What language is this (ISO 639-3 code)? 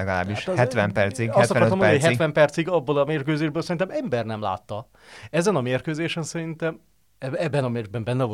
hun